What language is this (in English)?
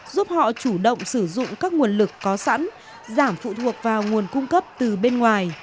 Vietnamese